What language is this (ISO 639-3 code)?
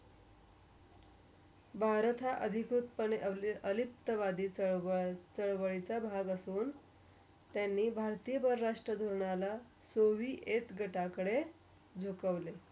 mar